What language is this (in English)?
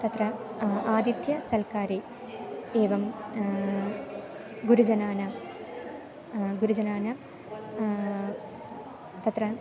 Sanskrit